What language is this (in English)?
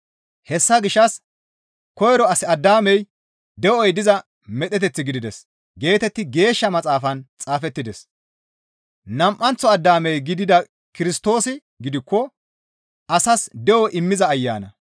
Gamo